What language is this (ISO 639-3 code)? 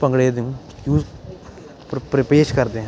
pan